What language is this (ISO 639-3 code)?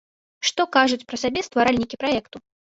bel